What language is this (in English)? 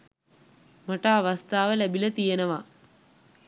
Sinhala